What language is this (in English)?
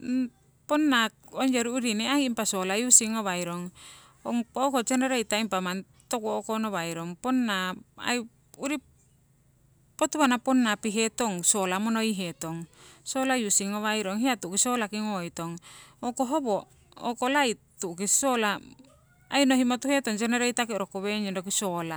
Siwai